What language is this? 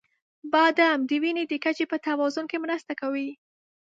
Pashto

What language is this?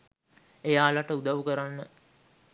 Sinhala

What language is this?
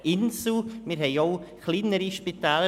Swiss German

